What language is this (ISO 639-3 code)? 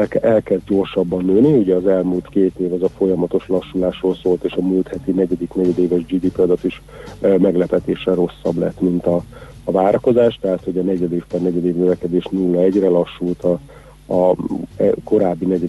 hun